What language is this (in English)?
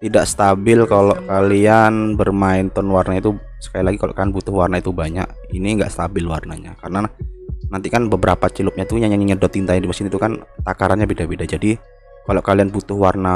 Indonesian